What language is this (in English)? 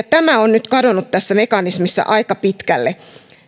Finnish